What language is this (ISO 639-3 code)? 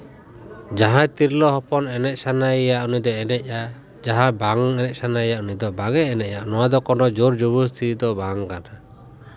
sat